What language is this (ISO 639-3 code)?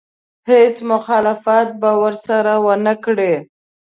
pus